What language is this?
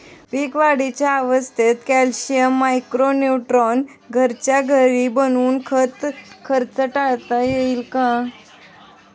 Marathi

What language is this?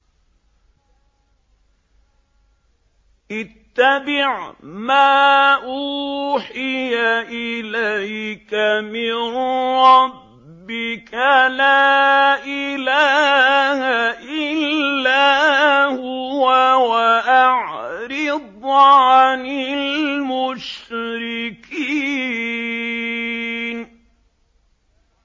Arabic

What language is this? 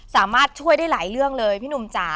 Thai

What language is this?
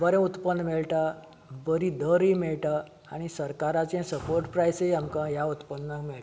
Konkani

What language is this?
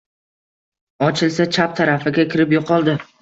Uzbek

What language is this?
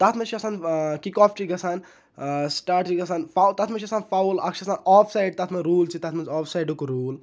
Kashmiri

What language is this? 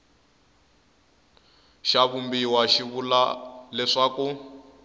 Tsonga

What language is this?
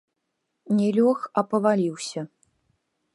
Belarusian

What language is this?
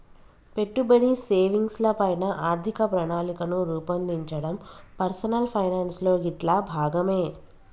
Telugu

